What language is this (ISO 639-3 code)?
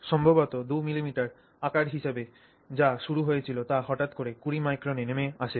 ben